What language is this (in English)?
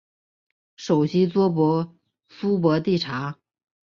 Chinese